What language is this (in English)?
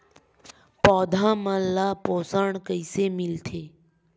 Chhattisgarhi